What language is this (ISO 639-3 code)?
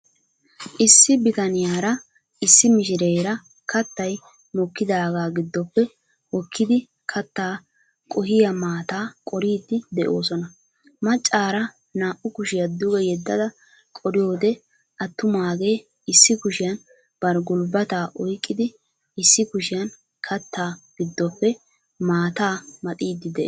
wal